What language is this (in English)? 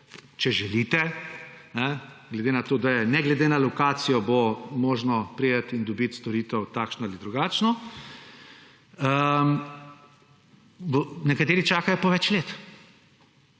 Slovenian